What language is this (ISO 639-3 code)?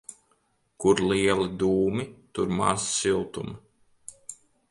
lav